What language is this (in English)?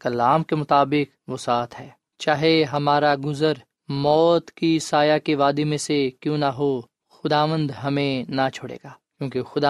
Urdu